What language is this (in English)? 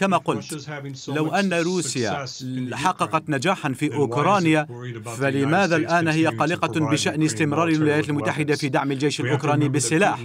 Arabic